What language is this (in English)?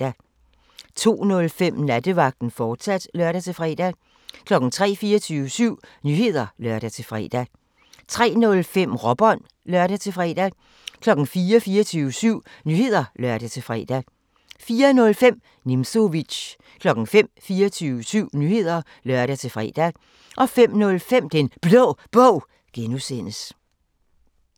Danish